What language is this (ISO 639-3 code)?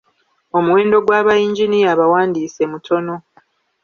lug